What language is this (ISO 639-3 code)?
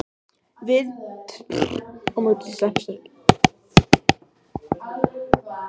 isl